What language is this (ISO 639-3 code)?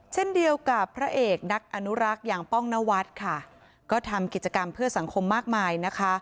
tha